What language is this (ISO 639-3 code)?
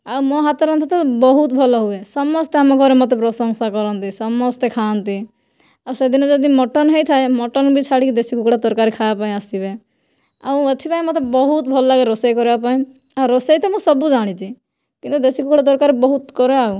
ori